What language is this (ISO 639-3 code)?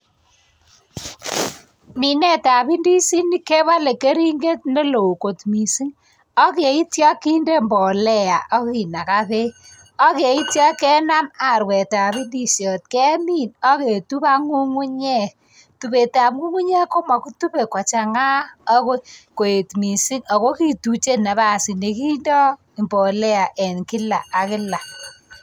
kln